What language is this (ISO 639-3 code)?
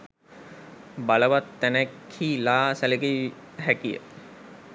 sin